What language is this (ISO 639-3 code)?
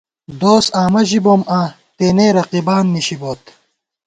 gwt